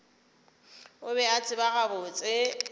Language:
Northern Sotho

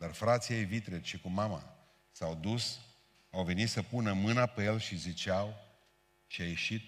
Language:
Romanian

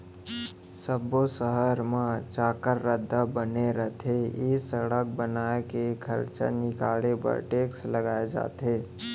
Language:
Chhattisgarhi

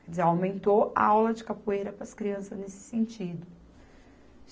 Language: Portuguese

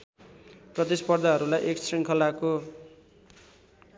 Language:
Nepali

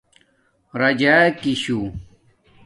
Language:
Domaaki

